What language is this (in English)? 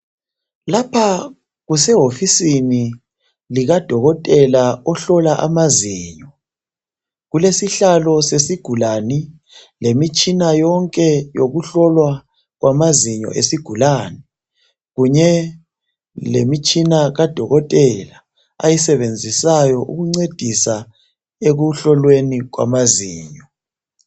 North Ndebele